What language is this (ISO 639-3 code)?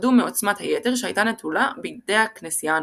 heb